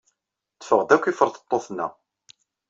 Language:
Kabyle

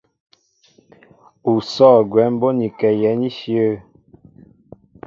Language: Mbo (Cameroon)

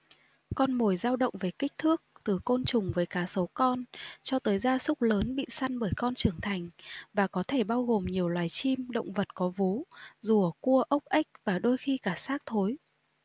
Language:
Vietnamese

